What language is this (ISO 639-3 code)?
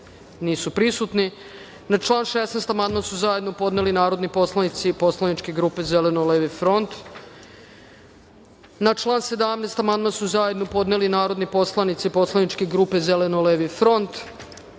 srp